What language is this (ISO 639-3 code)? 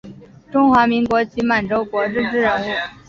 zho